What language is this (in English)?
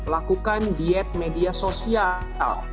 Indonesian